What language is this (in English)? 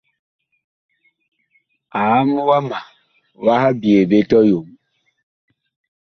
Bakoko